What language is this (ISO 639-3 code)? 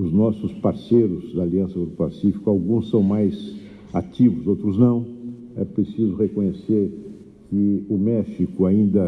por